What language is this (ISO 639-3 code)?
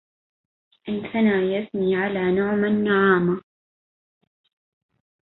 ara